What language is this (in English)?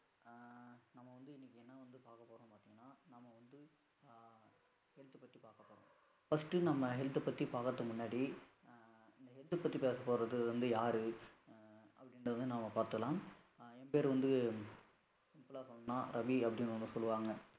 Tamil